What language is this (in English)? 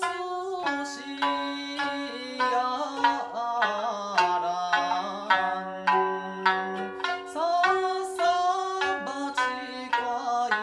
Vietnamese